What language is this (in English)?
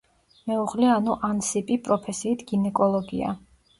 Georgian